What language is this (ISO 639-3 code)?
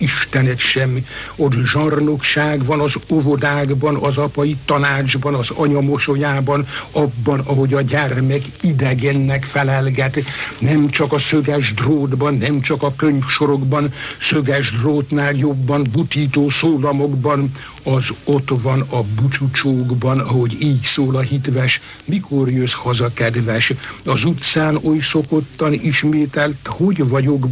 hun